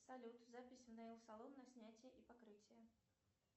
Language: Russian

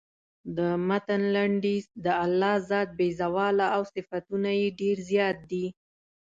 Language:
Pashto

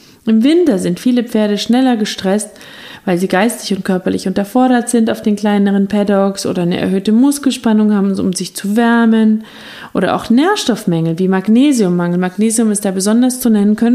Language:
German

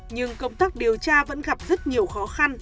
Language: Vietnamese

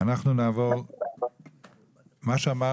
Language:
Hebrew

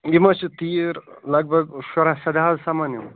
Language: Kashmiri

